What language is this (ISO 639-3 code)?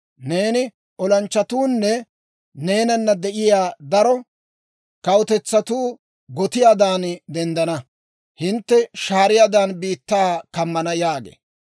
dwr